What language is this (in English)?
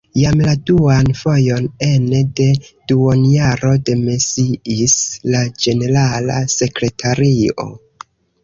Esperanto